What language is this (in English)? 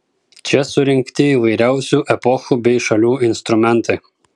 Lithuanian